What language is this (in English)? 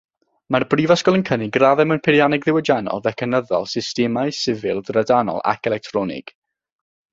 Welsh